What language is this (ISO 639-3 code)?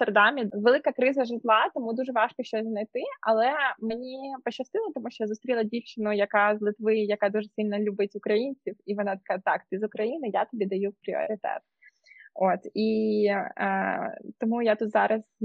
ukr